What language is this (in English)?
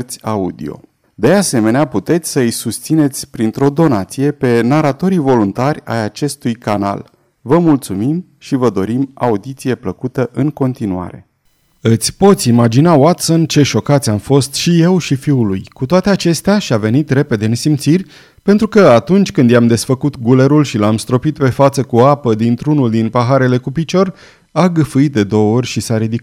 Romanian